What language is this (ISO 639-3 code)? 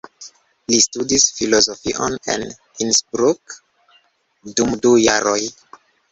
epo